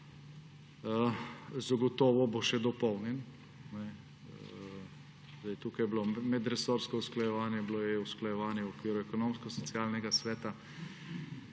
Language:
Slovenian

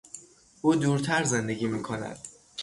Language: Persian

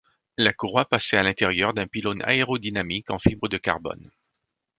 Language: French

